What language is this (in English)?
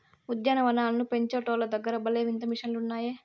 Telugu